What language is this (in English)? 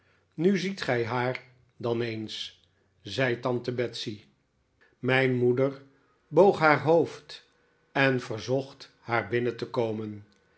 Dutch